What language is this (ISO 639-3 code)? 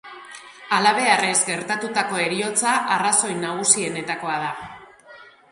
eus